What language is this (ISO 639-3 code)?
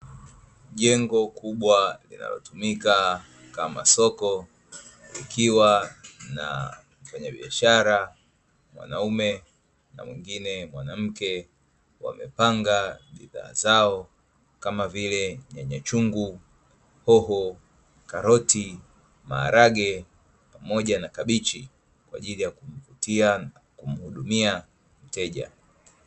swa